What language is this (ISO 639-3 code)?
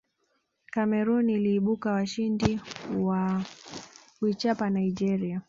swa